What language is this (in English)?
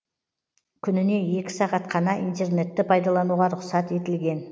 Kazakh